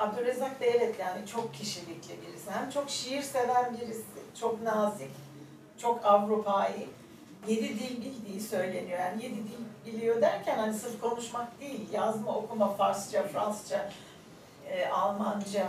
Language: Turkish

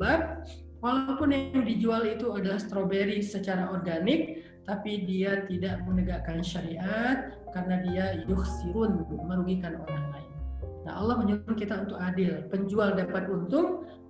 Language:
Indonesian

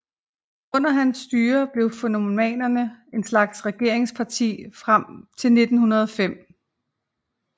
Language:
Danish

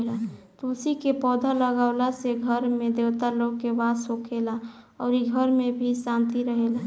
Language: Bhojpuri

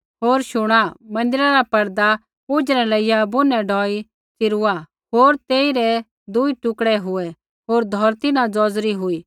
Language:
Kullu Pahari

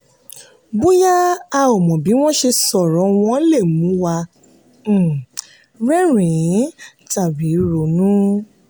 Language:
Yoruba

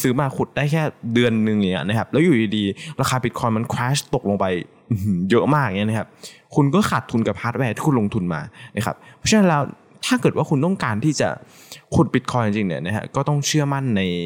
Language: Thai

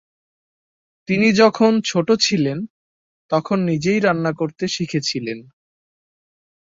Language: Bangla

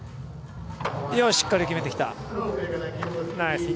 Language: Japanese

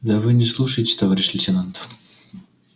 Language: Russian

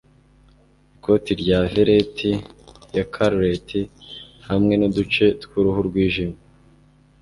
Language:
Kinyarwanda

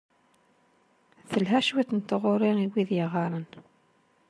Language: Kabyle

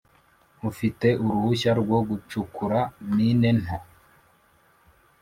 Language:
Kinyarwanda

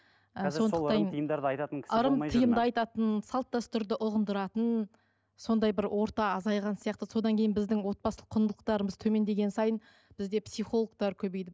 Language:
Kazakh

